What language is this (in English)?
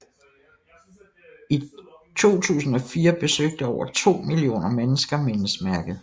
Danish